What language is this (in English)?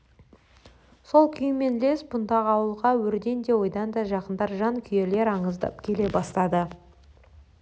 Kazakh